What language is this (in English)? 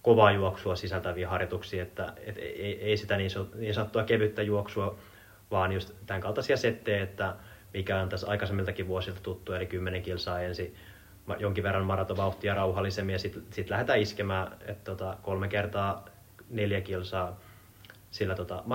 Finnish